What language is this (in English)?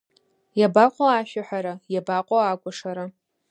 Abkhazian